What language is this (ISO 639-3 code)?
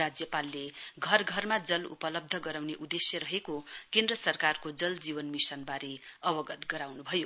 nep